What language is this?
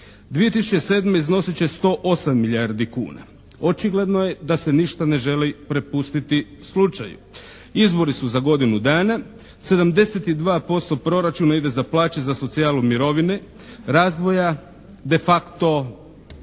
Croatian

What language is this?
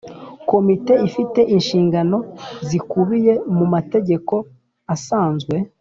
Kinyarwanda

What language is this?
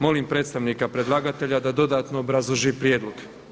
Croatian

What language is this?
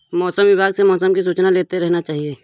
Hindi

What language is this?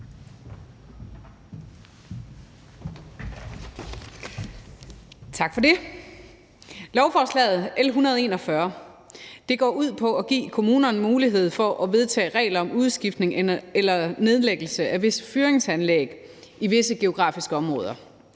Danish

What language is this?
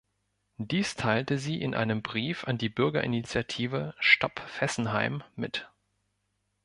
German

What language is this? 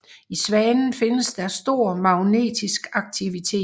Danish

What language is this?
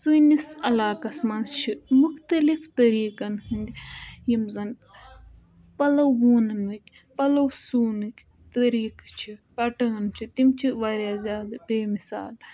Kashmiri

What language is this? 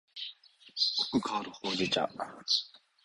Japanese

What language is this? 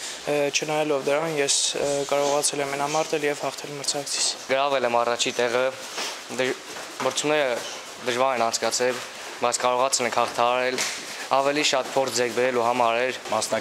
Romanian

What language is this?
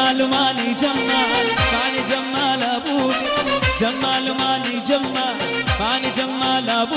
Arabic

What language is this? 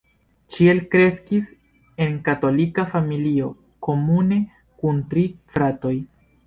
Esperanto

